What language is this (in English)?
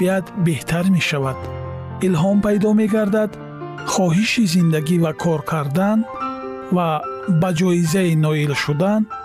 Persian